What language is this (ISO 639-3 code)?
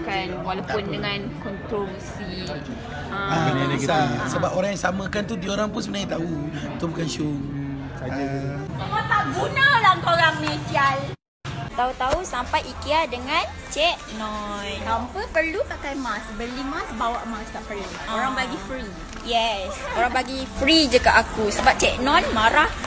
msa